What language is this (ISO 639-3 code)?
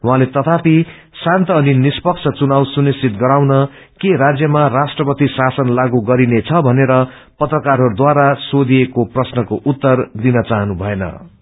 nep